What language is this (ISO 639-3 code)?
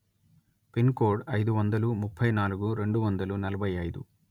tel